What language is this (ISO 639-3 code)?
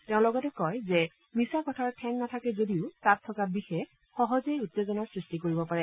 asm